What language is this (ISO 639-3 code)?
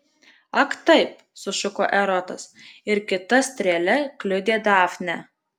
lit